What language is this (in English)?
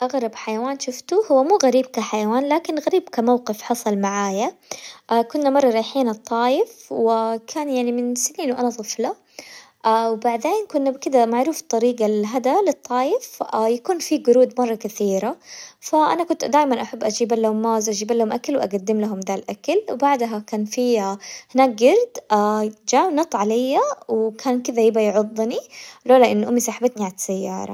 Hijazi Arabic